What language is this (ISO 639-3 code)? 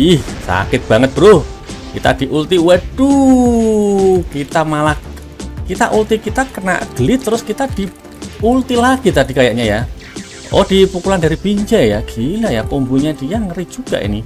ind